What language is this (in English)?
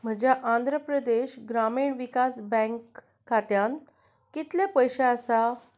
Konkani